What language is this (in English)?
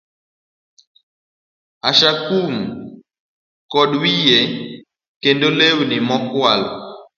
Luo (Kenya and Tanzania)